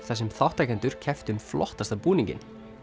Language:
Icelandic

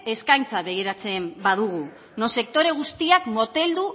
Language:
Basque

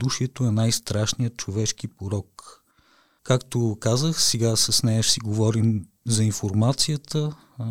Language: Bulgarian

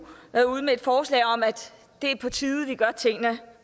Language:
Danish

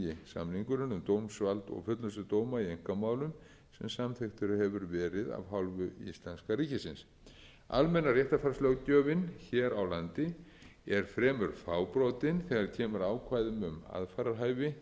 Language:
Icelandic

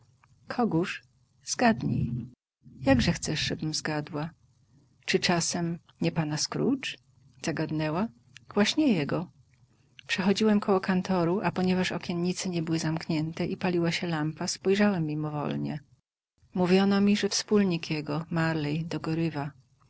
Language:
Polish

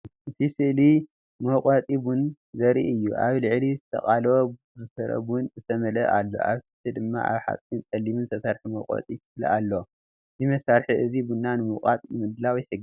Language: Tigrinya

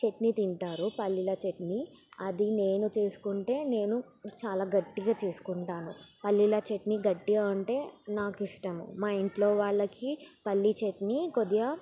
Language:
Telugu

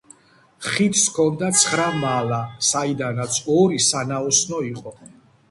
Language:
Georgian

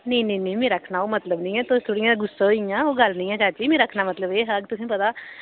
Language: Dogri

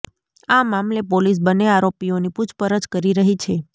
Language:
Gujarati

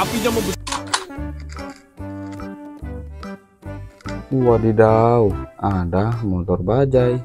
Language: Indonesian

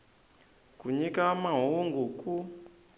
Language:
Tsonga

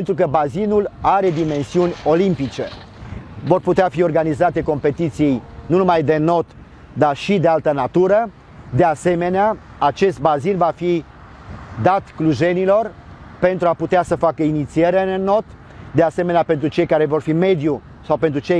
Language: Romanian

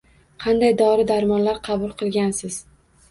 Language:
Uzbek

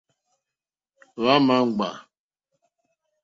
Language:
Mokpwe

